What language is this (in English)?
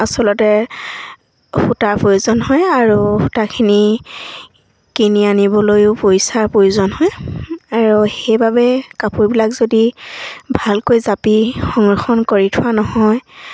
Assamese